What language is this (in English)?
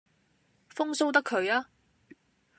Cantonese